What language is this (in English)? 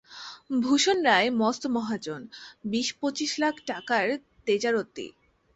Bangla